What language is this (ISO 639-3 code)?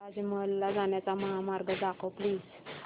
mar